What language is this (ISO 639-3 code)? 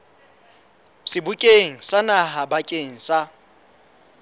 sot